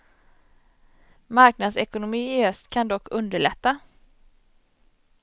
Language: Swedish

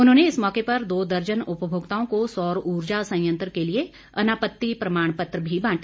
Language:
Hindi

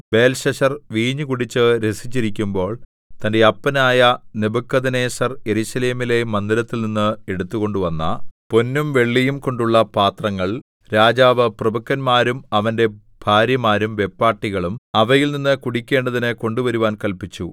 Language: Malayalam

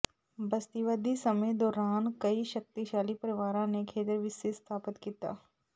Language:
Punjabi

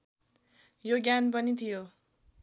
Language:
Nepali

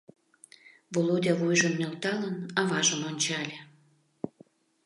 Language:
Mari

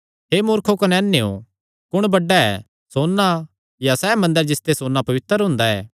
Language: Kangri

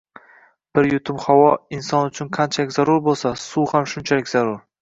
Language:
Uzbek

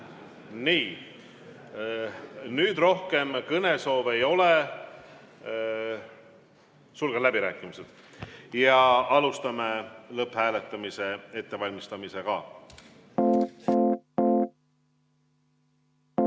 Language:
Estonian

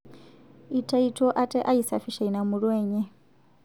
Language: Masai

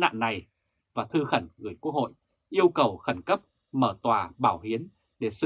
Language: Vietnamese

